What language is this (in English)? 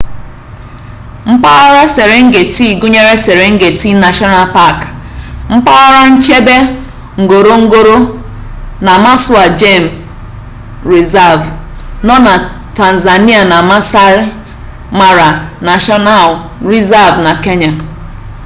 Igbo